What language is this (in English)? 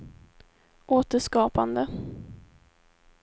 Swedish